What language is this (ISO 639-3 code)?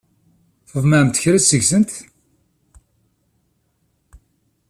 kab